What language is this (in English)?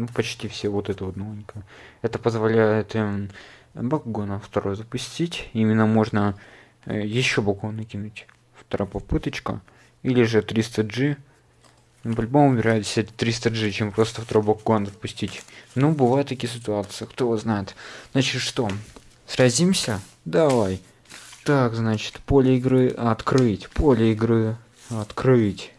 Russian